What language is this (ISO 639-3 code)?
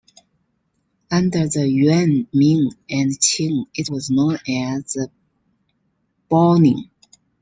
eng